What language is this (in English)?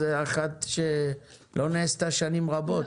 Hebrew